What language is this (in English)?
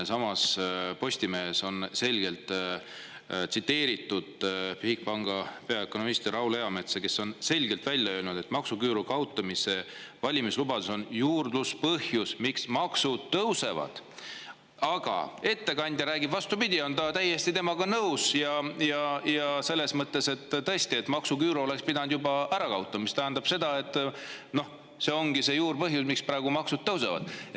Estonian